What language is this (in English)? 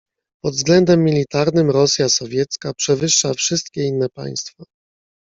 Polish